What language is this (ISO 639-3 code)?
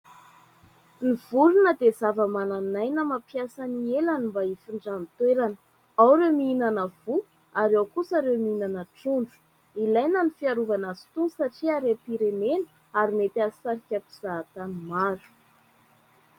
mlg